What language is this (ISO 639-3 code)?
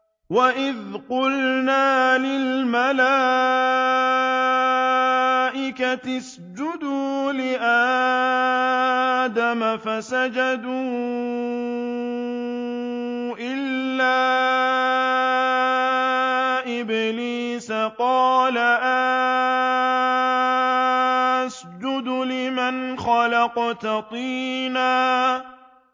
ara